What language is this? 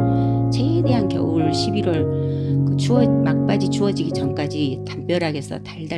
Korean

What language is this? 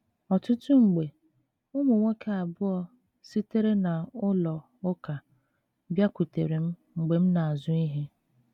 Igbo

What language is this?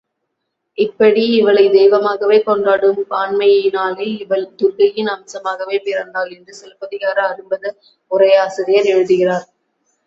Tamil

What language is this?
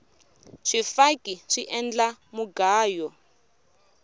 Tsonga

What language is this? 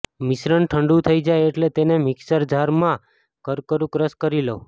Gujarati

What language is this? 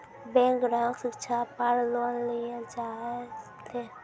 Maithili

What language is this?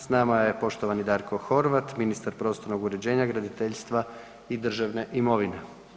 Croatian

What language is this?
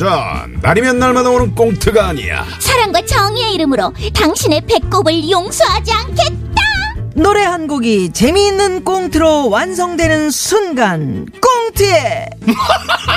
Korean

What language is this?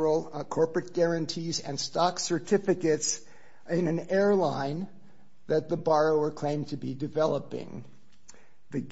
English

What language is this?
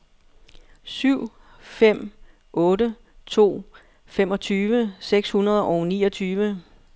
Danish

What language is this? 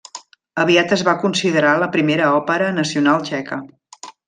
Catalan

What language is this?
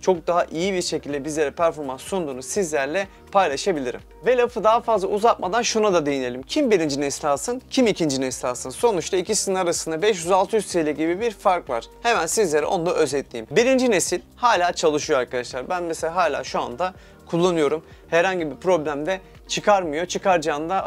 Turkish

